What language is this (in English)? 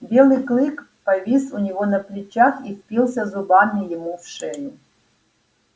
Russian